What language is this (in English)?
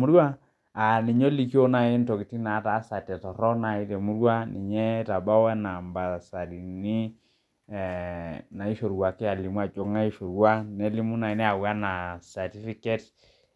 Masai